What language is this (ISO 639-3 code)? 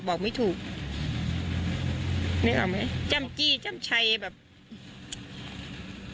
tha